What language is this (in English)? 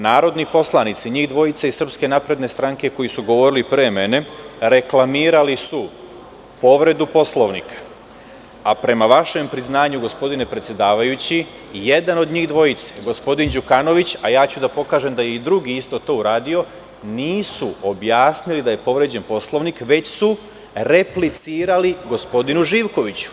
Serbian